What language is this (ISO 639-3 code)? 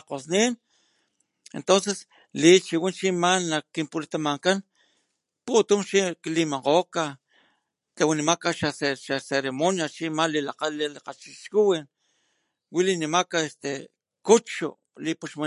top